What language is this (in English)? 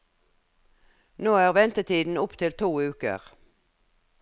Norwegian